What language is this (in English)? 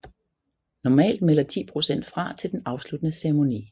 Danish